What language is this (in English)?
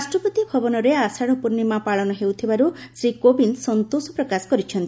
Odia